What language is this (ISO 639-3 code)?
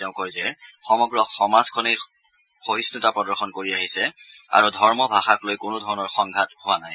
asm